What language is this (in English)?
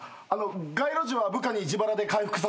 Japanese